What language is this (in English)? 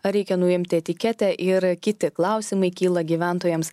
Lithuanian